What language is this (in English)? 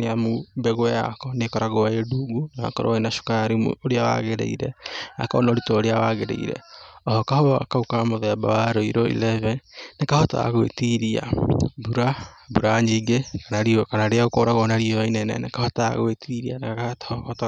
Kikuyu